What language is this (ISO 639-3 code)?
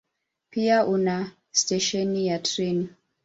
swa